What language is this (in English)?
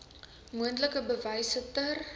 Afrikaans